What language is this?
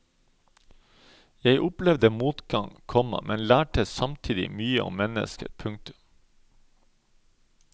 Norwegian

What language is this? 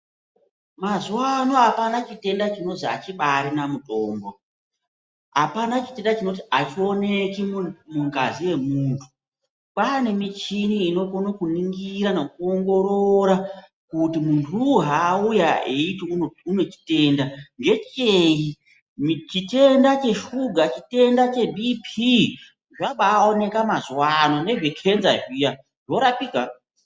Ndau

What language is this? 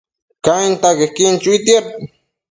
Matsés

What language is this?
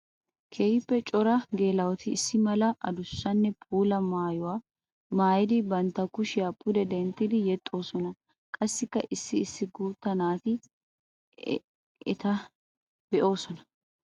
Wolaytta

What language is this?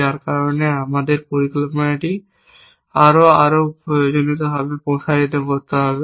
Bangla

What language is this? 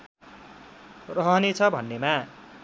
Nepali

